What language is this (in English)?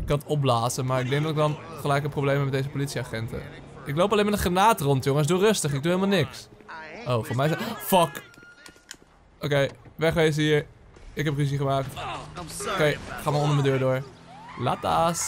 Dutch